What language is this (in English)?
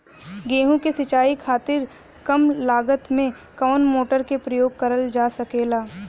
Bhojpuri